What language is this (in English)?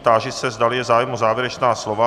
Czech